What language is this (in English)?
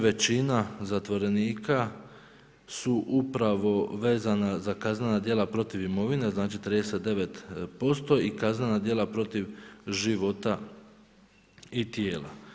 Croatian